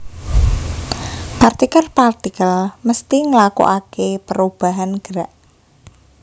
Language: Javanese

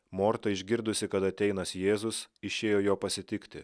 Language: Lithuanian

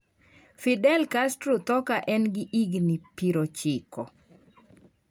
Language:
Luo (Kenya and Tanzania)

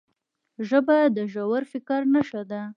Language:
Pashto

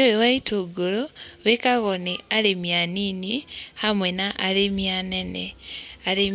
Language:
Kikuyu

